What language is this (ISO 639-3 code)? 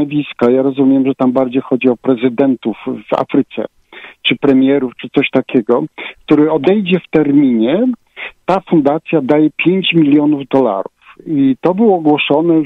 pol